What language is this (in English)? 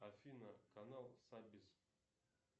Russian